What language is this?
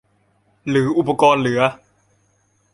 Thai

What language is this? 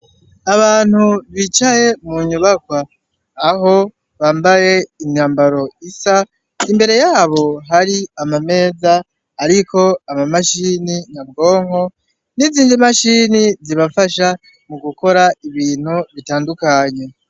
Rundi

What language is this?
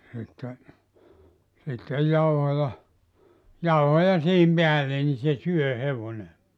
Finnish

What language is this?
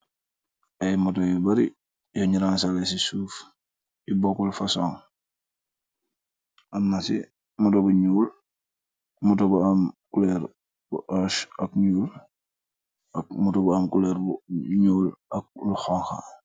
Wolof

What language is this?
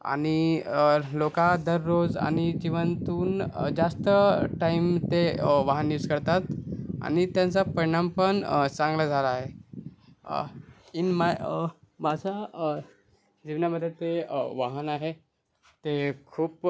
Marathi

